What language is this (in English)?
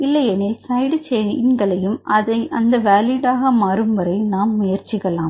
Tamil